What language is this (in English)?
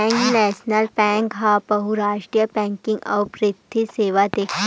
Chhattisgarhi